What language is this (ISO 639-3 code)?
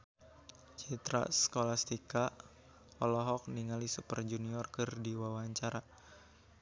sun